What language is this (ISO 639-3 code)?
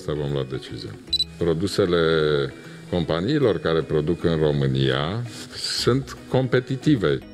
ron